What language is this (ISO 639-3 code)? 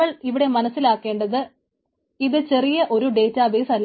mal